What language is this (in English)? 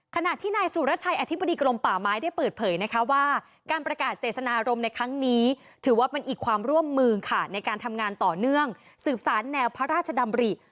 Thai